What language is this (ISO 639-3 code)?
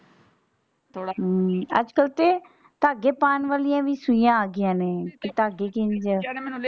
pan